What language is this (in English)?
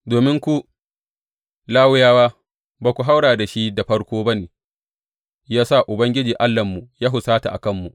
Hausa